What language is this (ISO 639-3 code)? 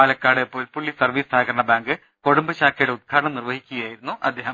mal